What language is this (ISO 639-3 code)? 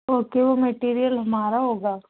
urd